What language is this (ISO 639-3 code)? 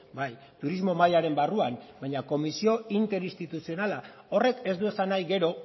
eus